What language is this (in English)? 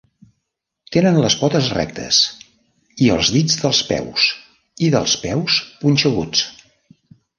Catalan